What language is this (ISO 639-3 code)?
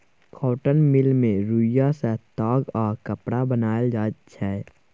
mai